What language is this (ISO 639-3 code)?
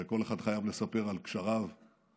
heb